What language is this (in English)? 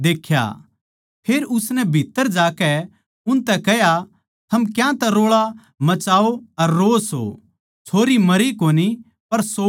Haryanvi